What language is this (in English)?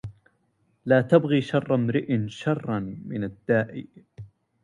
Arabic